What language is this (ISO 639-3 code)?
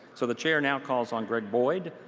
eng